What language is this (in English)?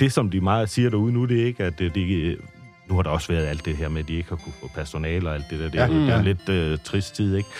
Danish